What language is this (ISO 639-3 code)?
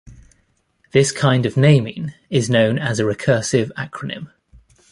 eng